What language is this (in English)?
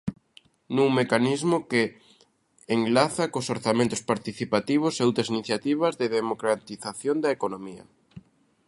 Galician